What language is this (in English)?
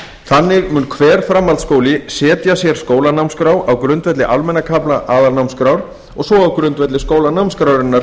Icelandic